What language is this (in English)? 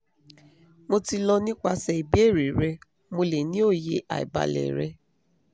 Yoruba